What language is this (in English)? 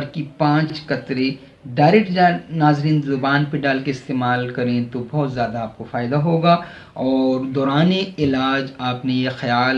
Urdu